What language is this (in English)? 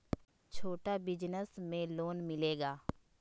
Magahi